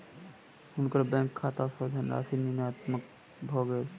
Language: Maithili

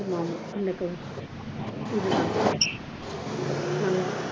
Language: Tamil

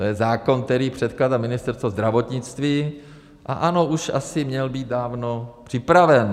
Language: Czech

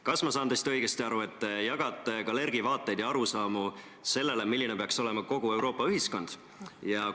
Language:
Estonian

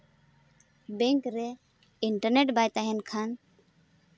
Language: Santali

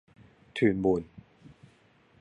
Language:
Cantonese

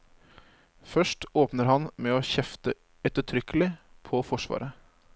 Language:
Norwegian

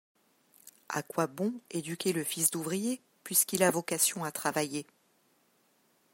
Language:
French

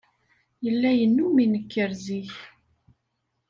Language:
Kabyle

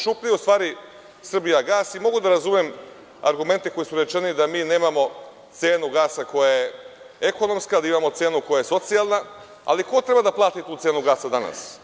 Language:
Serbian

